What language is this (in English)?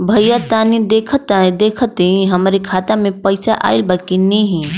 Bhojpuri